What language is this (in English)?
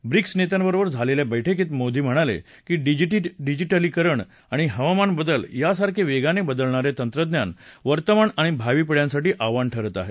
Marathi